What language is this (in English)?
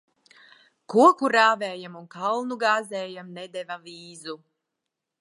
Latvian